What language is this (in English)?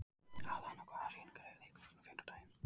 Icelandic